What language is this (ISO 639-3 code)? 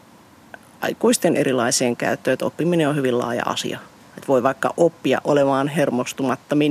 fin